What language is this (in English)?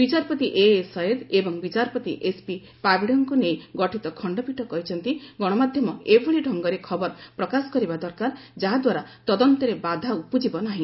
Odia